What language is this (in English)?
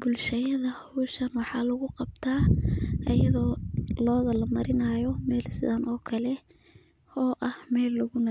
Somali